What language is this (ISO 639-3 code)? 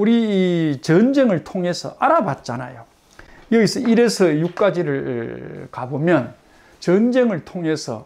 kor